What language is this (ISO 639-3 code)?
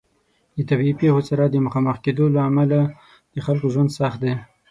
pus